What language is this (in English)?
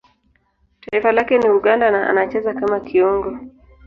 Swahili